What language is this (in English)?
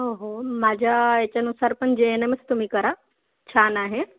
Marathi